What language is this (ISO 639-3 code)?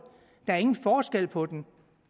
dan